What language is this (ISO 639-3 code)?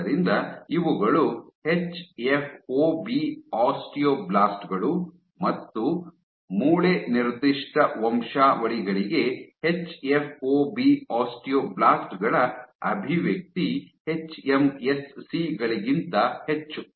kan